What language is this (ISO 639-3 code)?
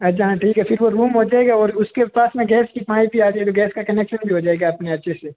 hin